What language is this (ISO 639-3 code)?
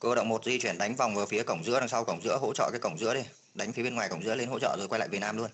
vie